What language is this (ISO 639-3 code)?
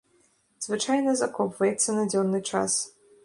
bel